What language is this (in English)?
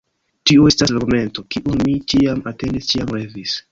Esperanto